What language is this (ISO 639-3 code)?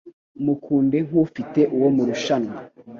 kin